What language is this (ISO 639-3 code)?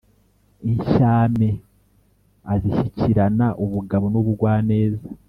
kin